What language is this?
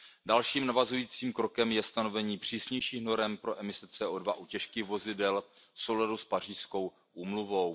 Czech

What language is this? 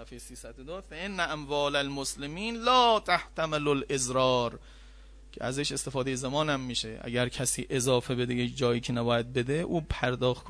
Persian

